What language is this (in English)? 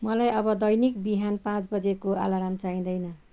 Nepali